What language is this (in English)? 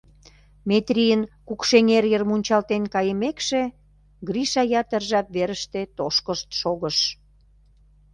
Mari